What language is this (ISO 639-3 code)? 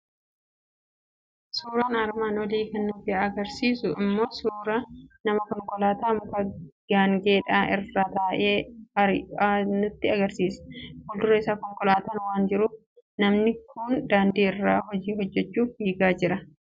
orm